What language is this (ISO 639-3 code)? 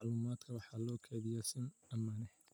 som